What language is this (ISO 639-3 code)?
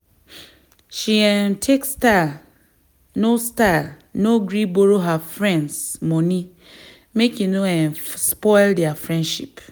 pcm